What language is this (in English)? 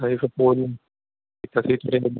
Punjabi